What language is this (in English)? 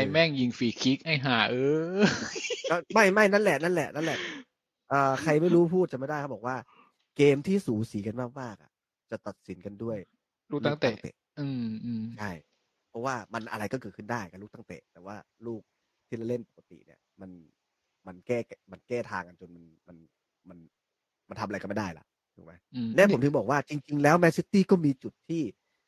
Thai